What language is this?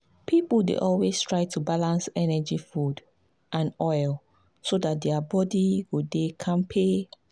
Nigerian Pidgin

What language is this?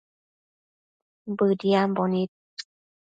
Matsés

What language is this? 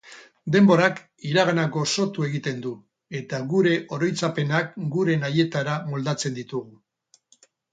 Basque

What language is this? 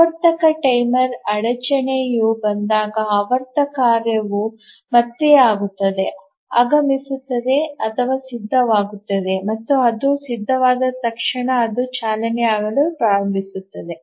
Kannada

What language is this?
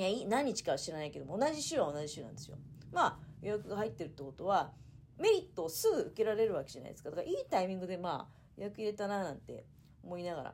Japanese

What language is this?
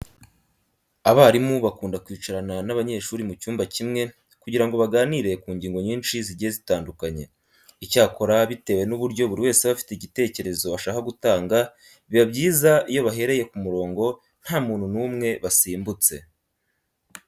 Kinyarwanda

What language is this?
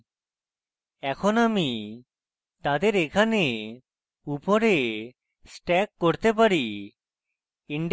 Bangla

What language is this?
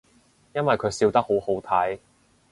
Cantonese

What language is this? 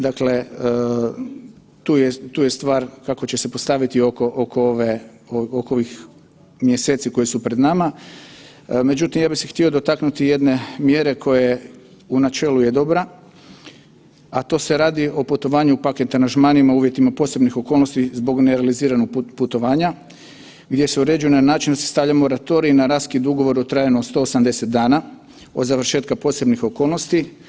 Croatian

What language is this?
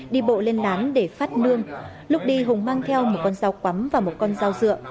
Vietnamese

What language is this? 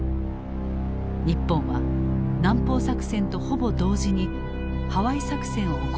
Japanese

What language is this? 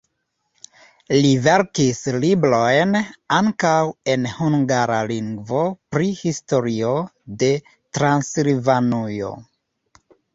Esperanto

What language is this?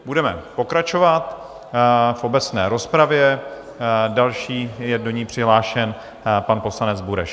Czech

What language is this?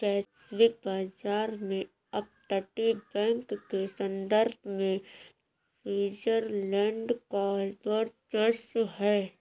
Hindi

